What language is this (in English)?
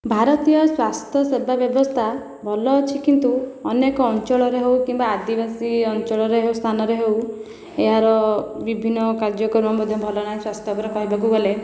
Odia